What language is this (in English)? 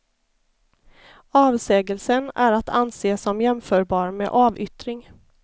Swedish